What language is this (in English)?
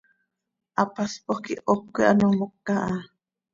Seri